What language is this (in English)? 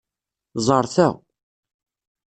Kabyle